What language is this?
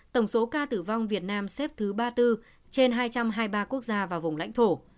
Vietnamese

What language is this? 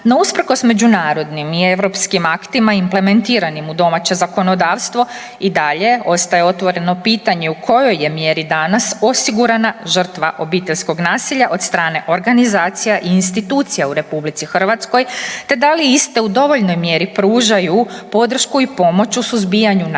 Croatian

